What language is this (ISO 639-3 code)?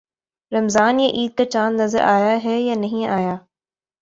urd